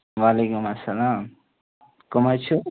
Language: Kashmiri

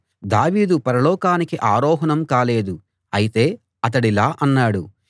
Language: Telugu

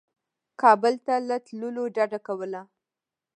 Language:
Pashto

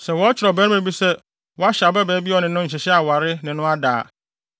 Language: Akan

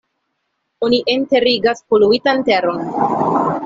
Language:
Esperanto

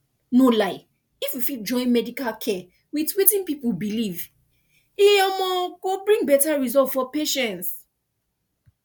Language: Nigerian Pidgin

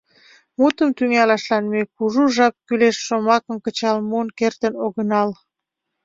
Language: Mari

